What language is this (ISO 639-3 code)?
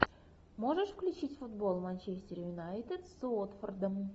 rus